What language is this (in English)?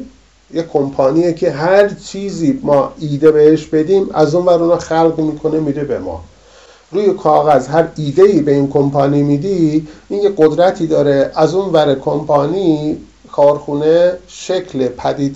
Persian